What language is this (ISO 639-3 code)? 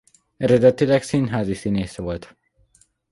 hun